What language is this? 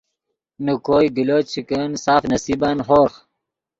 Yidgha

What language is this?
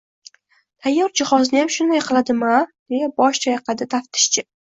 Uzbek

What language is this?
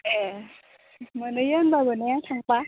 Bodo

